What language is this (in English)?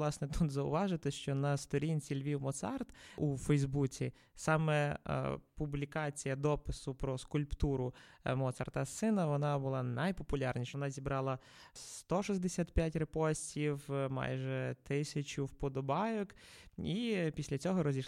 Ukrainian